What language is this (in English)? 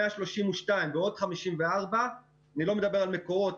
Hebrew